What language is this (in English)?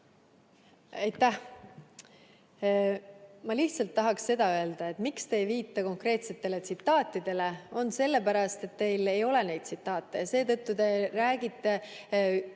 Estonian